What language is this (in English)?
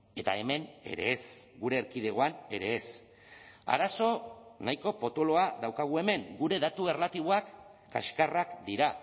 Basque